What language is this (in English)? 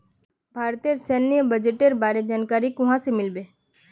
Magahi